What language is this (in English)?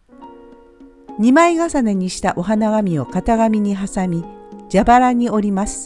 Japanese